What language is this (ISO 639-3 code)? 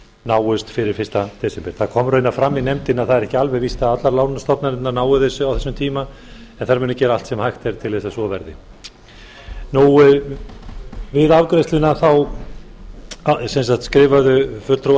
isl